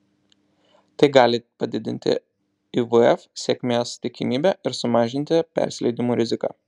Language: Lithuanian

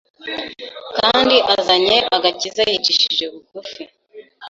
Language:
Kinyarwanda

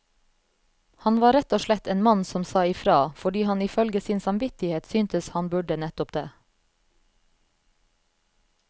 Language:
Norwegian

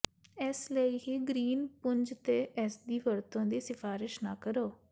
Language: Punjabi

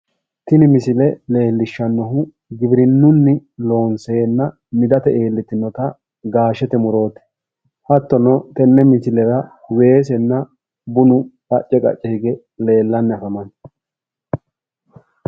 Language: Sidamo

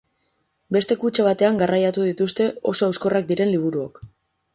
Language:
Basque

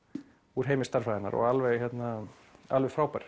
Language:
Icelandic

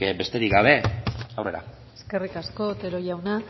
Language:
Basque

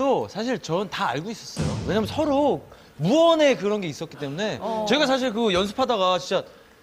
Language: Korean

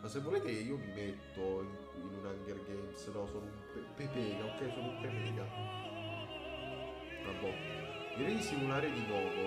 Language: Italian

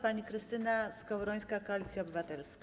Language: Polish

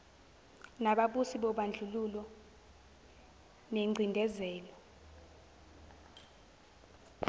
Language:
Zulu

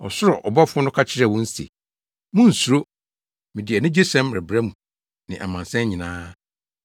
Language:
Akan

